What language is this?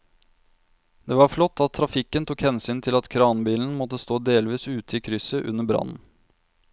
Norwegian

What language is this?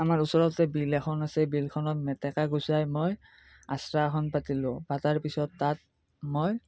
Assamese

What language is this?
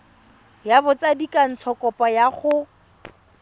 Tswana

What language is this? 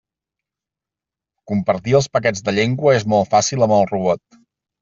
Catalan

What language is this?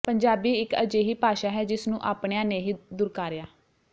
Punjabi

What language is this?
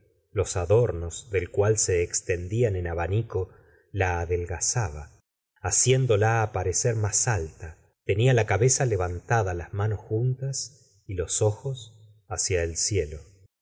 Spanish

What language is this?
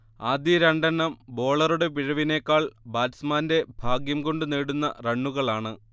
Malayalam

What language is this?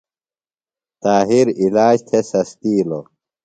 Phalura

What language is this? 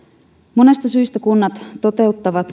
Finnish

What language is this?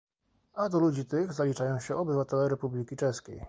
Polish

